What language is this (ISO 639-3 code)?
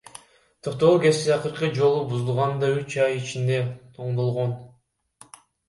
kir